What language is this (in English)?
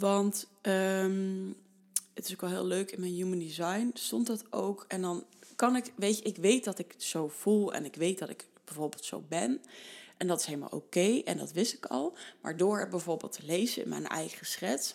Dutch